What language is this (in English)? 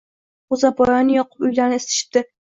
Uzbek